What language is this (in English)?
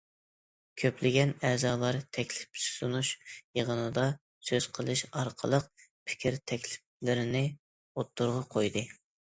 Uyghur